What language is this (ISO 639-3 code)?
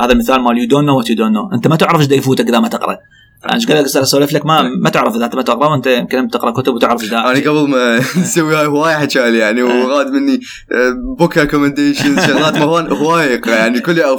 ara